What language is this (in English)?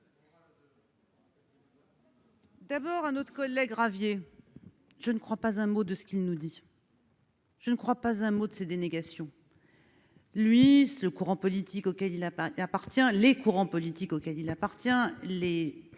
French